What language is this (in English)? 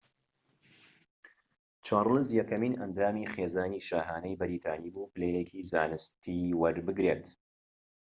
Central Kurdish